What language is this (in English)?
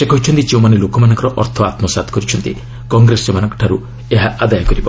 Odia